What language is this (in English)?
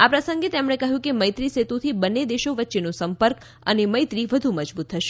Gujarati